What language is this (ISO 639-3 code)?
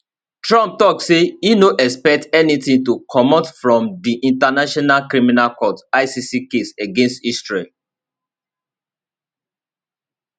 pcm